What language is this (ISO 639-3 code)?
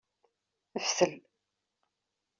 kab